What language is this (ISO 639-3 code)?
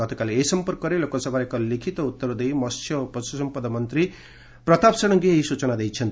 ori